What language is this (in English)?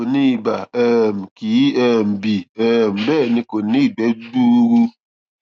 Yoruba